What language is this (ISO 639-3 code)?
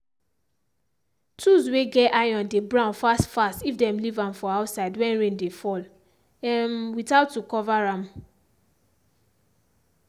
pcm